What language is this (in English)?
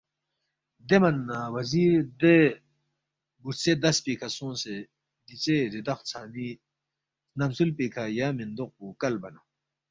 Balti